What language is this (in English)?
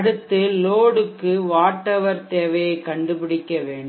Tamil